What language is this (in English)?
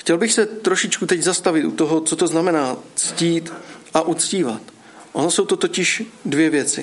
Czech